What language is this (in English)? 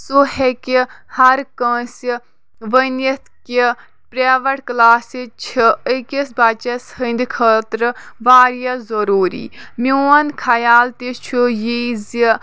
Kashmiri